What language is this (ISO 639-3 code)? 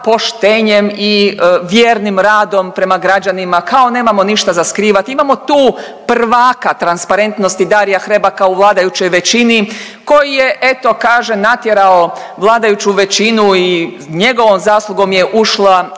hrv